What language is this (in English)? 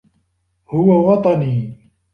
Arabic